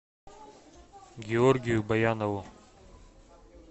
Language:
Russian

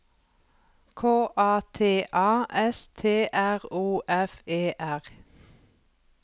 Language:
Norwegian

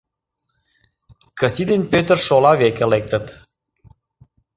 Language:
Mari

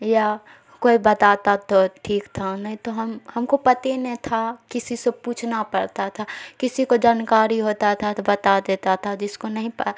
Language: Urdu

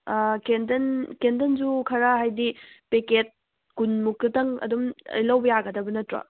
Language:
Manipuri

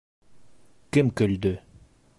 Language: Bashkir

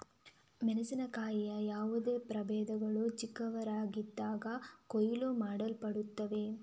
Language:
Kannada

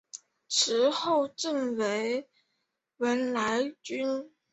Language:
Chinese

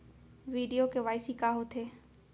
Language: Chhattisgarhi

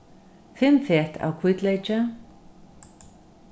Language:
Faroese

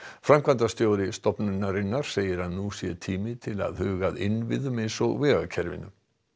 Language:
Icelandic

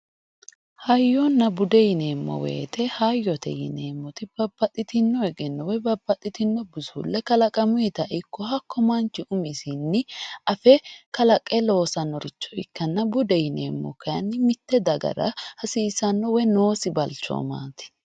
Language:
Sidamo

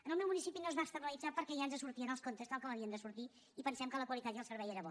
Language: Catalan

